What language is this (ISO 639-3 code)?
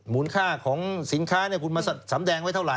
tha